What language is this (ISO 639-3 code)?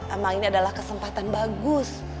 ind